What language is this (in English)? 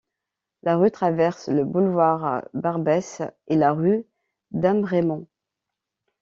French